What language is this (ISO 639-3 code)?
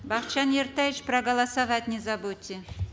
kaz